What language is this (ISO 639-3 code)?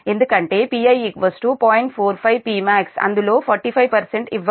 tel